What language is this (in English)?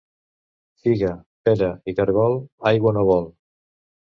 Catalan